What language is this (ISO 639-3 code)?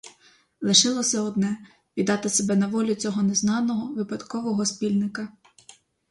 ukr